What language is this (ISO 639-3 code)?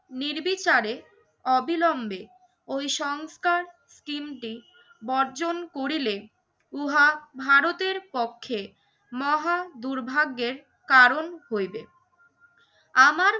ben